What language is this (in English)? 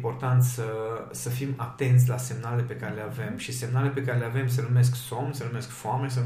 Romanian